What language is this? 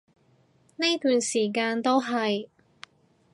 Cantonese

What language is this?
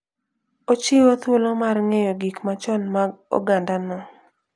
Luo (Kenya and Tanzania)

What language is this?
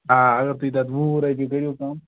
Kashmiri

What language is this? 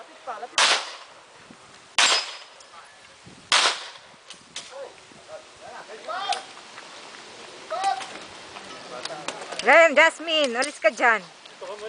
Latvian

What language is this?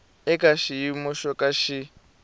Tsonga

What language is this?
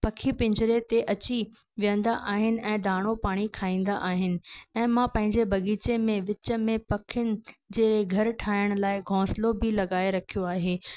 Sindhi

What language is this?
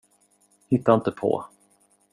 Swedish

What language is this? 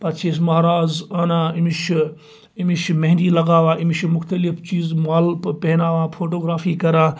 Kashmiri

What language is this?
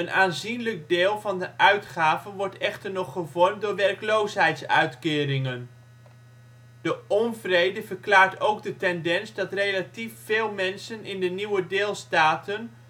Dutch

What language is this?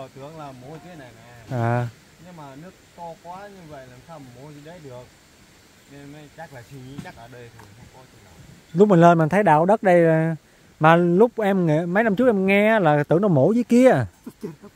Vietnamese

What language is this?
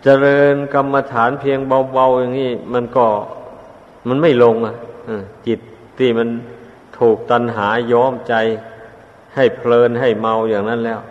Thai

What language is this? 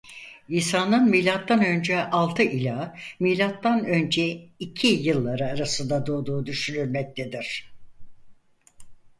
Turkish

